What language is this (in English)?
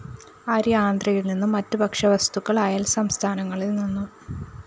Malayalam